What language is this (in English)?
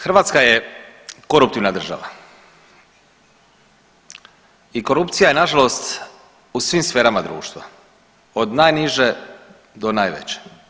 Croatian